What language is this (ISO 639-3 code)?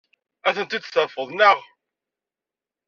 kab